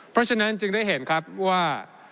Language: Thai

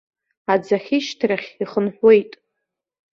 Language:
Abkhazian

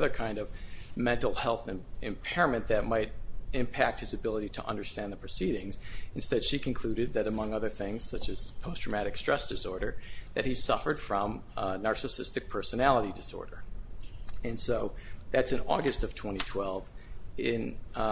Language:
English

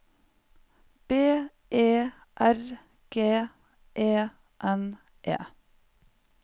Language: Norwegian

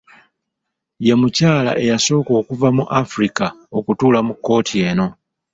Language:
Ganda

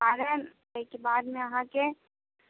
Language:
Maithili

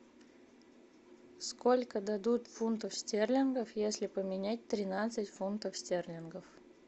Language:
Russian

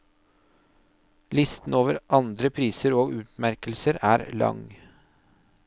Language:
Norwegian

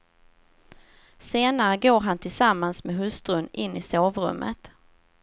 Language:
Swedish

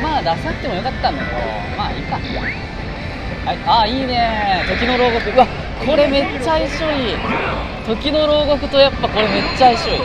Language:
Japanese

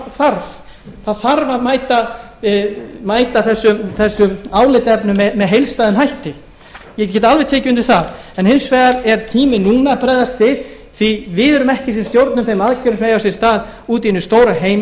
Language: Icelandic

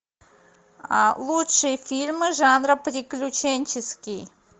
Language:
Russian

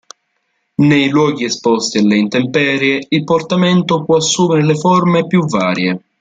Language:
Italian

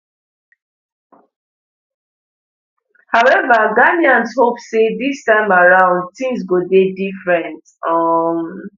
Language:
Nigerian Pidgin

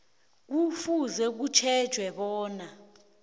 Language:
South Ndebele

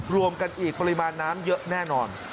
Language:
Thai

